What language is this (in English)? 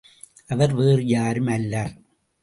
Tamil